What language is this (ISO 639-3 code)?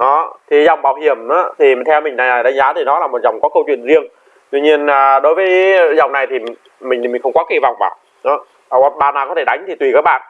vie